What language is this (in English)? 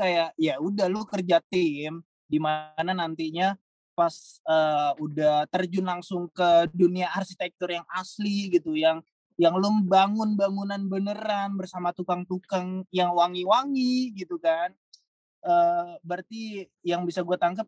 Indonesian